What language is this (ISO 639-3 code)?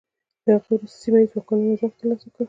pus